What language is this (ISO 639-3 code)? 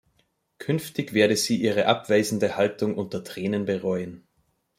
deu